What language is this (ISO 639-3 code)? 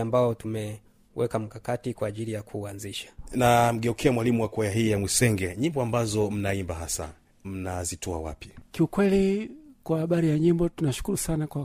swa